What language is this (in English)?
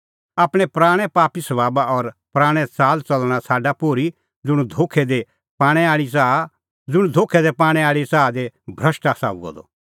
Kullu Pahari